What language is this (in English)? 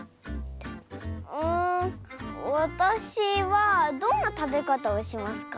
Japanese